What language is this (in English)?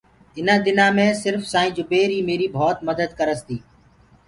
Gurgula